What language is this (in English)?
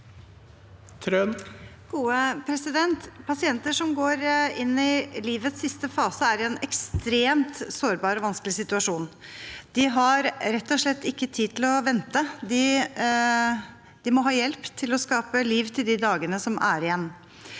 Norwegian